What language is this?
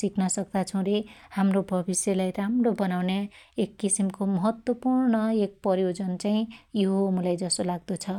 Dotyali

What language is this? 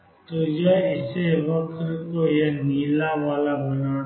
Hindi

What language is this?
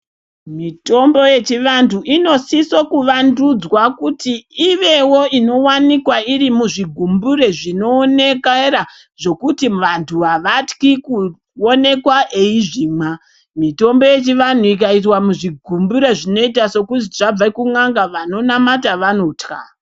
Ndau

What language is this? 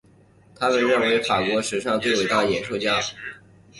Chinese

